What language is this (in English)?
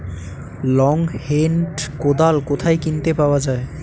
Bangla